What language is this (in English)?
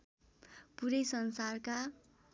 Nepali